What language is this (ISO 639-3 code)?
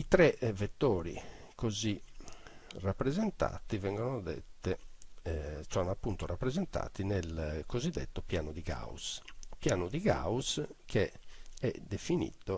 ita